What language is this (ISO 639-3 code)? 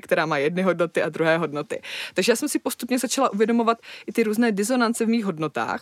ces